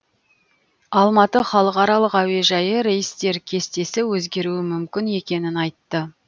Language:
Kazakh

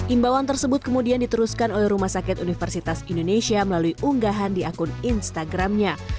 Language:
Indonesian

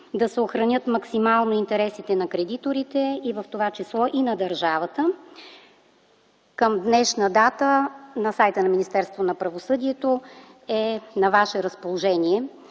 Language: Bulgarian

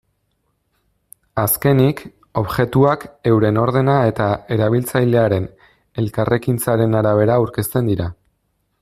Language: Basque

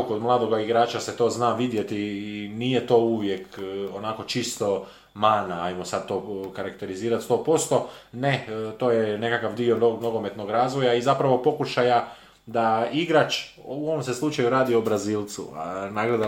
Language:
Croatian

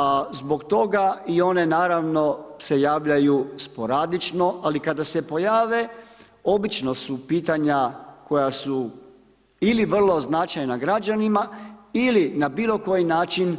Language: Croatian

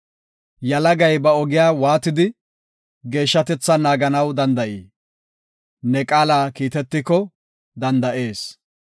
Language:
Gofa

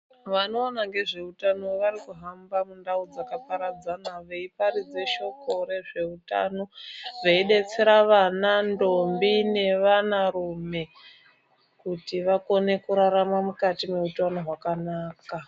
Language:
Ndau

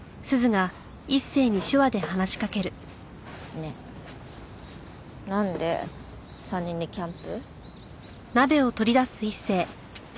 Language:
Japanese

